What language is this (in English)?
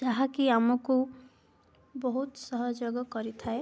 Odia